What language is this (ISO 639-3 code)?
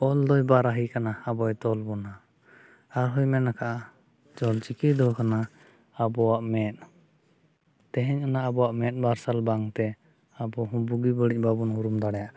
sat